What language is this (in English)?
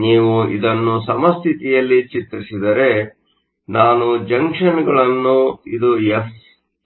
Kannada